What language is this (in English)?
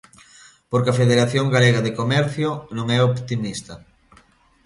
Galician